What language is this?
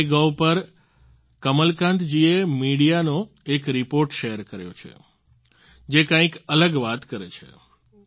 Gujarati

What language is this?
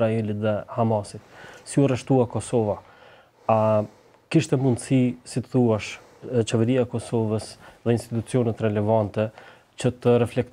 Romanian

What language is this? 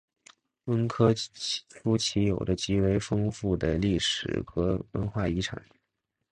Chinese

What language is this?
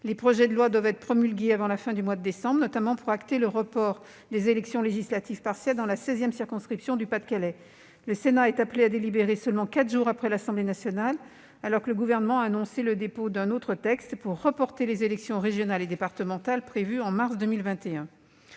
French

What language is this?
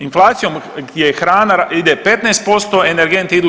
Croatian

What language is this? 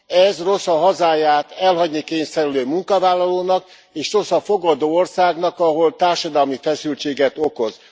Hungarian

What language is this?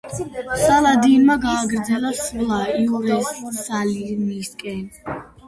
Georgian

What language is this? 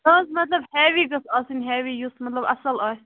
Kashmiri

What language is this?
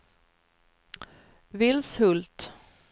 Swedish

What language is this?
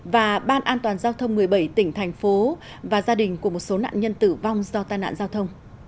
Vietnamese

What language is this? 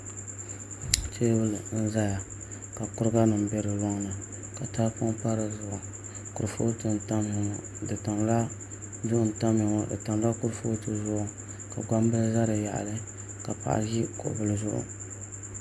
Dagbani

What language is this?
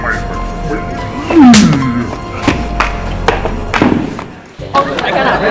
Vietnamese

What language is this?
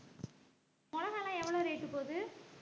Tamil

